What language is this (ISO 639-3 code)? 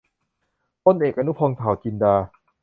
tha